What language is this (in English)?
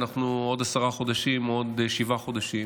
Hebrew